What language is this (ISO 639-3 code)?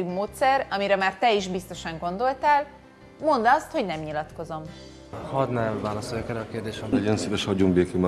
hun